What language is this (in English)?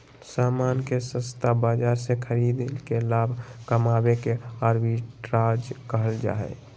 Magahi